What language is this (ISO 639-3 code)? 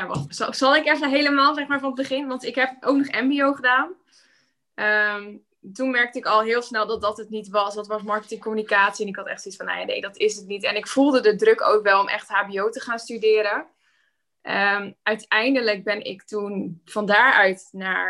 nld